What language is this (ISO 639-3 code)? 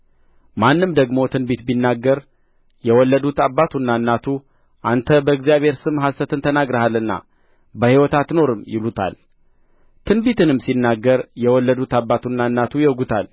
amh